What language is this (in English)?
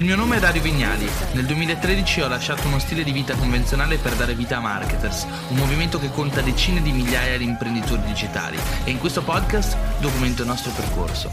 Italian